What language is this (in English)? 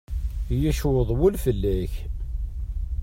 Kabyle